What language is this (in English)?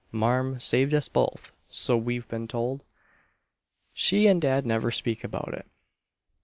English